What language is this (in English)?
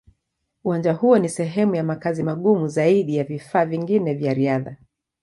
Swahili